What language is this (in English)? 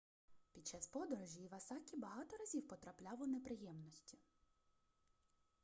Ukrainian